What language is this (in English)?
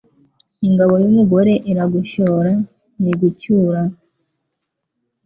Kinyarwanda